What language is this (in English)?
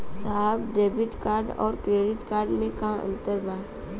Bhojpuri